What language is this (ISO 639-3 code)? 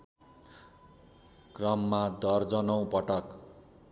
nep